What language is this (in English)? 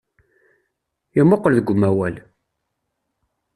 Kabyle